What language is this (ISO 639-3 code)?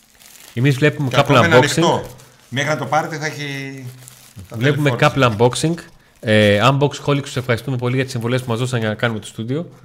ell